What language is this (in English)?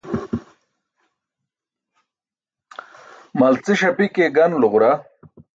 Burushaski